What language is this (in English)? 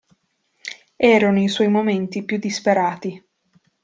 Italian